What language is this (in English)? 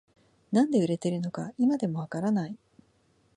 Japanese